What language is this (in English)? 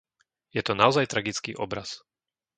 Slovak